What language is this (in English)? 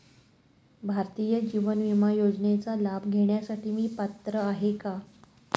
Marathi